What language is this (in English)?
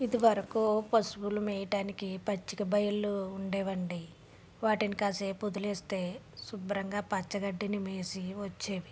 Telugu